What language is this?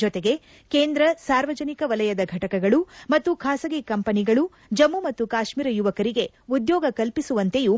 Kannada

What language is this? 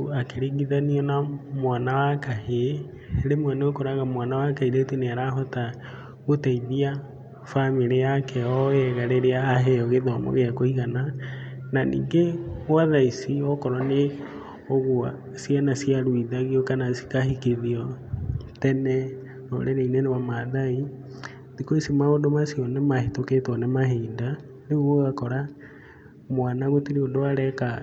Kikuyu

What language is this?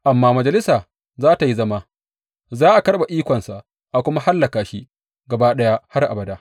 Hausa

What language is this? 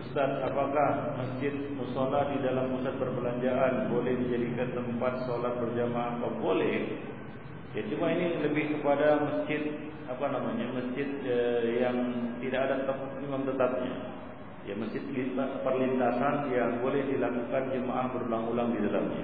Malay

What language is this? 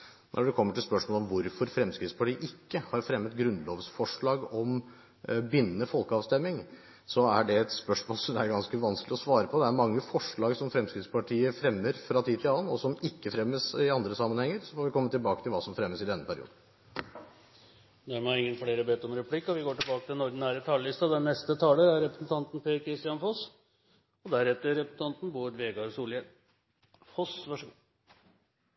Norwegian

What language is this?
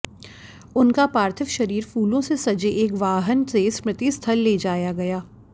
Hindi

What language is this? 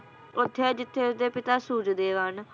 Punjabi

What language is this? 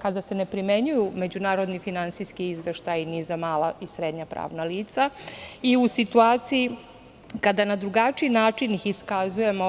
Serbian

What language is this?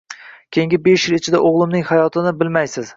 Uzbek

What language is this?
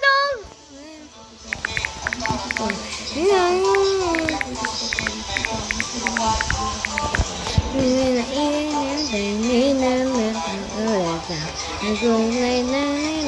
English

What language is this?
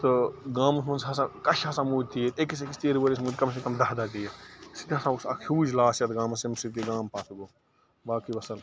Kashmiri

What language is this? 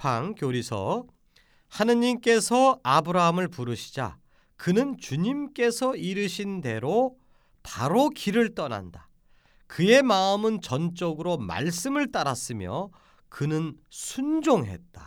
Korean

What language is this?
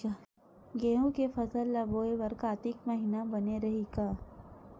Chhattisgarhi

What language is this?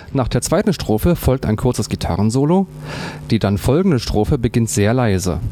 German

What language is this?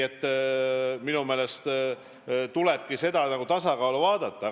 Estonian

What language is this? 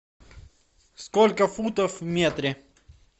Russian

